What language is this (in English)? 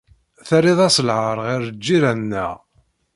Kabyle